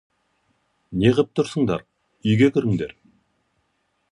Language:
Kazakh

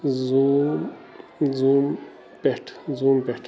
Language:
Kashmiri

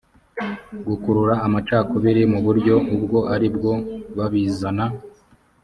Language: Kinyarwanda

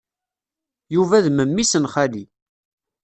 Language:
Kabyle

